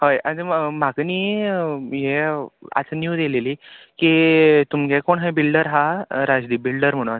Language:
Konkani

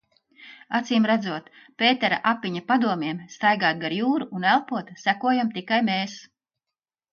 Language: Latvian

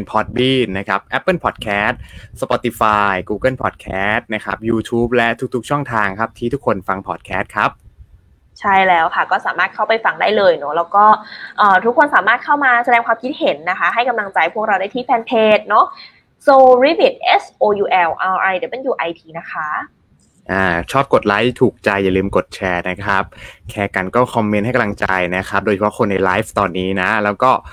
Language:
Thai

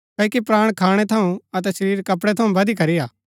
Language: Gaddi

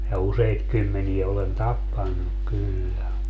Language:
Finnish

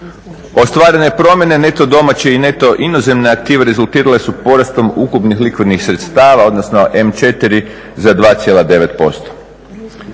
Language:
Croatian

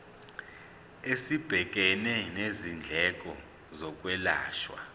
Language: Zulu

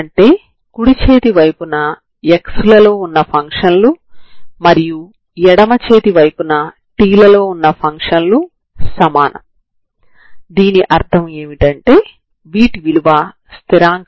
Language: Telugu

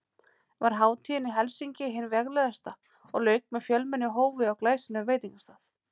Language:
Icelandic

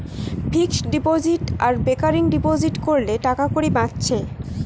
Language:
Bangla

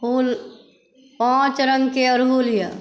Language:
Maithili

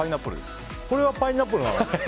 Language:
Japanese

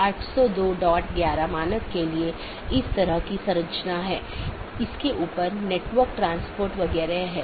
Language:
Hindi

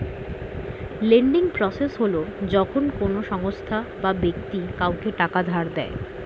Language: Bangla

